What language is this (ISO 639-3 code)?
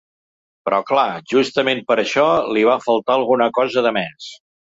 cat